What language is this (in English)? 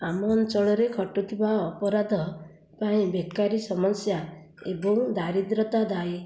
Odia